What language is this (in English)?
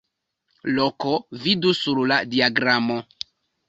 Esperanto